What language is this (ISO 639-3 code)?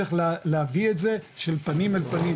heb